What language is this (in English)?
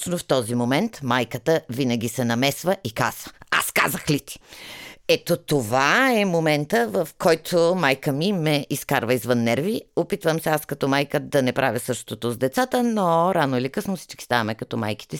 Bulgarian